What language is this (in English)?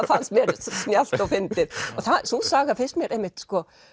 Icelandic